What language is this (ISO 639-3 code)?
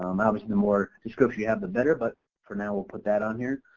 eng